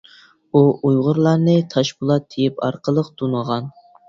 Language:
Uyghur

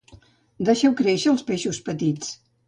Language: Catalan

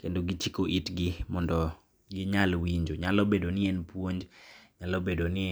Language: Luo (Kenya and Tanzania)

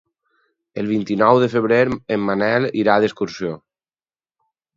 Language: Catalan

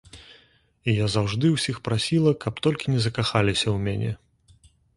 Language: Belarusian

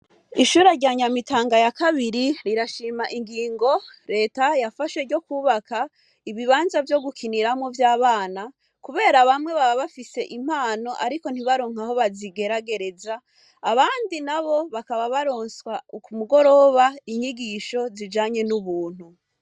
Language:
Rundi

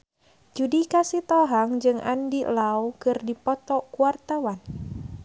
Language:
Sundanese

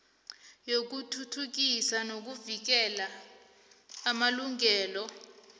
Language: South Ndebele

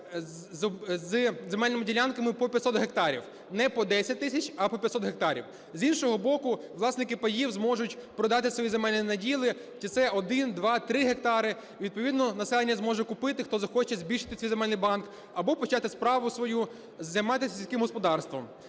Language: Ukrainian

